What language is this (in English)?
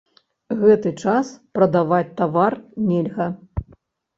Belarusian